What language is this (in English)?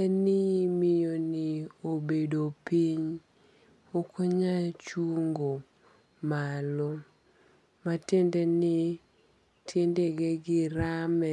Luo (Kenya and Tanzania)